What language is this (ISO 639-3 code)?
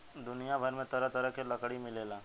bho